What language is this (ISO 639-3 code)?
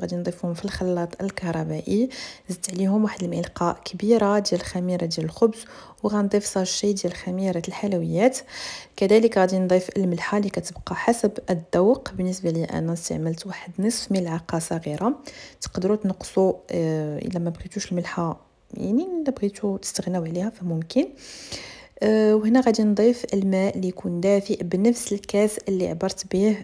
ara